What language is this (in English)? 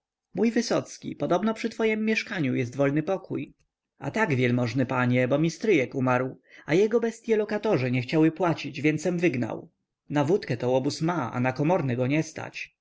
Polish